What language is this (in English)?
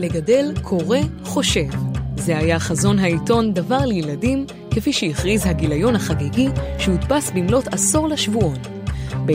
Hebrew